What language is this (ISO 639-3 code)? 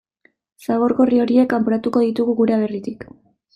eus